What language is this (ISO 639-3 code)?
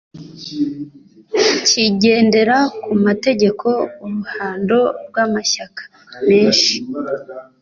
kin